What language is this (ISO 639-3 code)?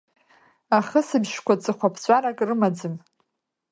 abk